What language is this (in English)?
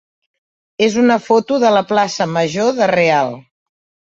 Catalan